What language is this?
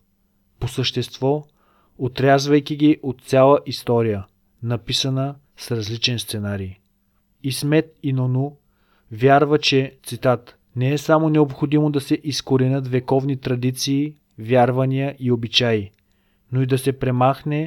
Bulgarian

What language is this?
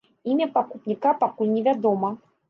Belarusian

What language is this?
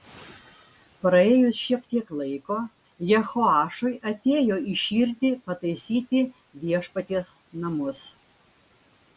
Lithuanian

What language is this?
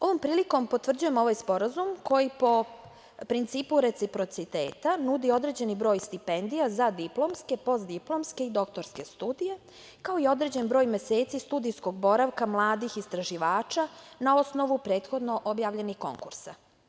Serbian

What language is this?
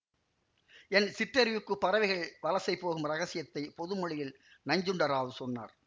Tamil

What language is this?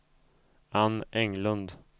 Swedish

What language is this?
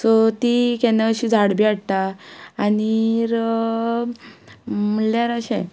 Konkani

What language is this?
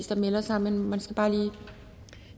Danish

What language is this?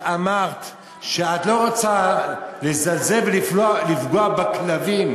Hebrew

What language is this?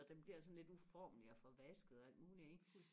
Danish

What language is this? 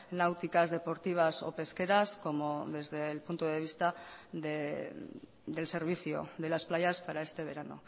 Spanish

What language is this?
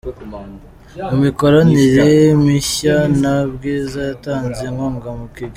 Kinyarwanda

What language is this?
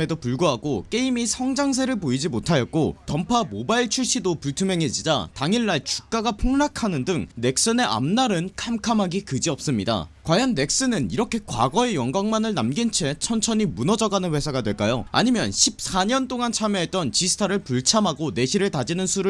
Korean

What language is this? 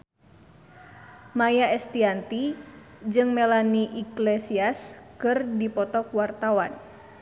Sundanese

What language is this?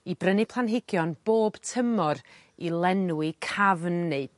Welsh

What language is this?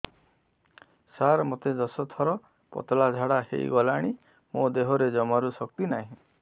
Odia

